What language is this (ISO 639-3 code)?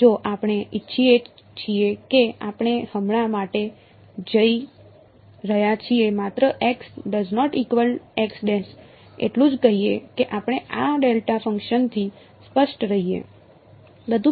guj